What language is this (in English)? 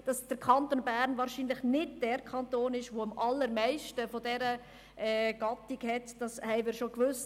Swiss German